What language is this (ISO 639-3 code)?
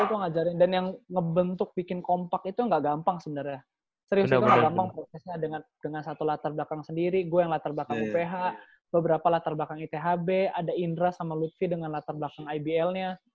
ind